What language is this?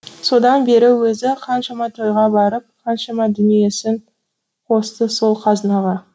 Kazakh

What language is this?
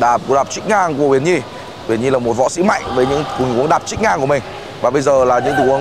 Vietnamese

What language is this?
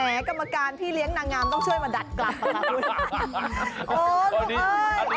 Thai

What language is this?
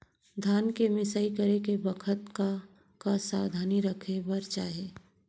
Chhattisgarhi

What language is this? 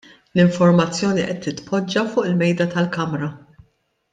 Maltese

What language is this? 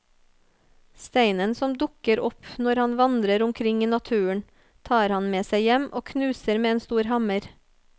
Norwegian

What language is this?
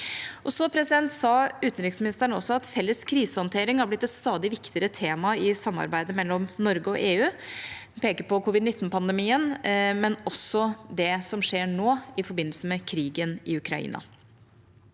Norwegian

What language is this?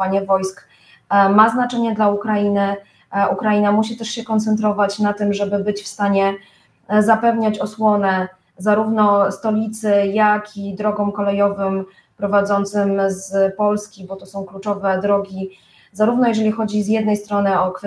Polish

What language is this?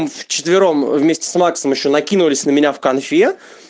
Russian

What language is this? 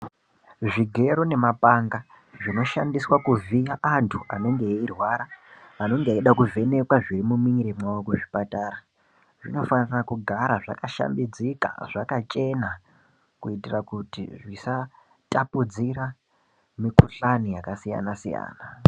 Ndau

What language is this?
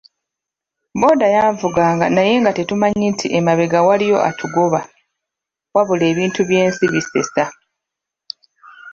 Ganda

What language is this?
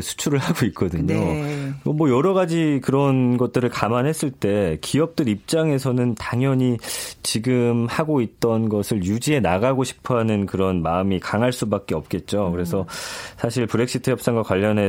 Korean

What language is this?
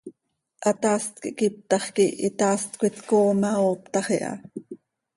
Seri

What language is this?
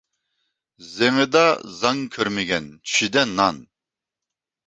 Uyghur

